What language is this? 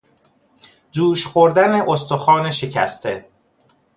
Persian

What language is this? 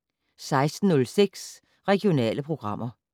Danish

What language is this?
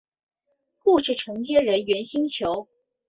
Chinese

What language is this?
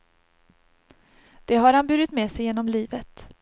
Swedish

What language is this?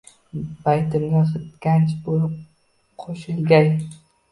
Uzbek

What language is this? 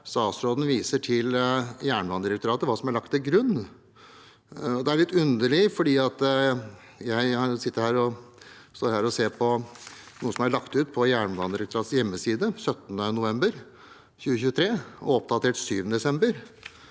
Norwegian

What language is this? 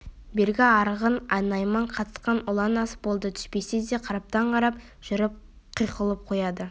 Kazakh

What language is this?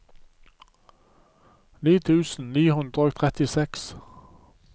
Norwegian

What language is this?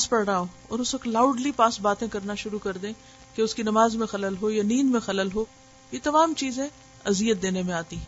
Urdu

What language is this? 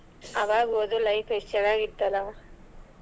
Kannada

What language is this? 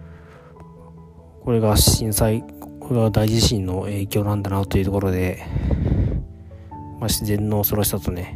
Japanese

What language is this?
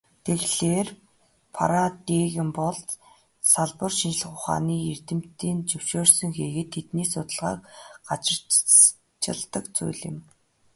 Mongolian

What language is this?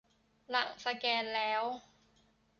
Thai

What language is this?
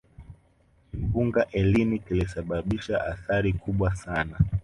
Swahili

